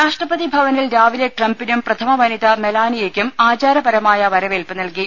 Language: Malayalam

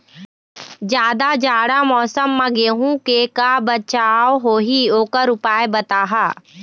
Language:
Chhattisgarhi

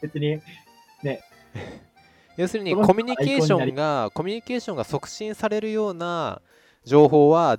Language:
Japanese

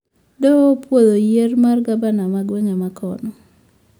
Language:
Luo (Kenya and Tanzania)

